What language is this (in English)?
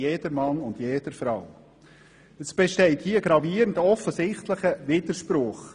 Swiss German